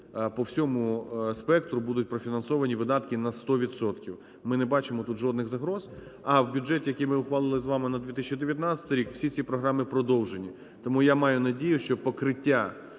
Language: Ukrainian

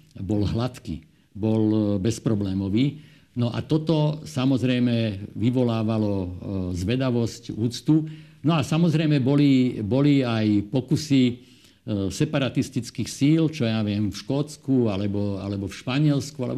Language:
Slovak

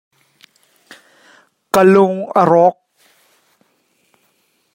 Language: Hakha Chin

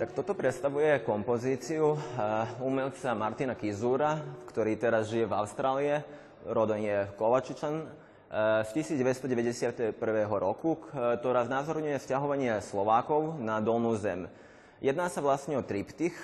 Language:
Slovak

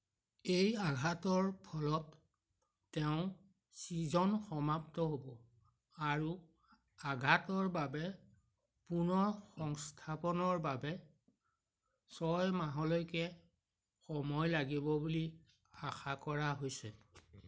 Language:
Assamese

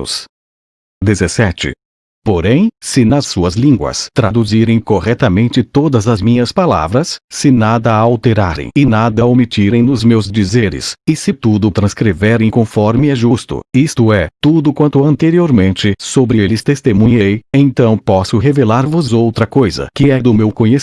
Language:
Portuguese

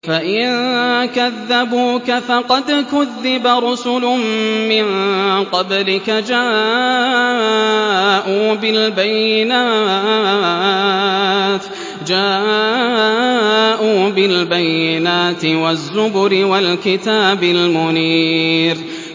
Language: Arabic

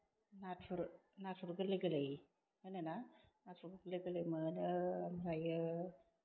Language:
Bodo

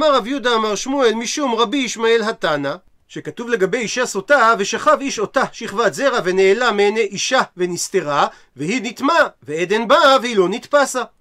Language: Hebrew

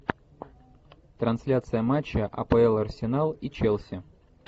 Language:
Russian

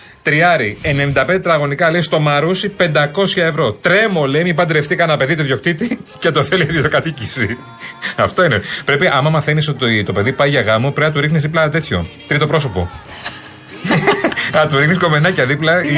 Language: Greek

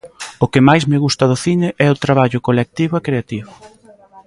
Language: Galician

